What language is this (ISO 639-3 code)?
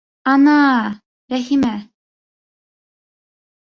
bak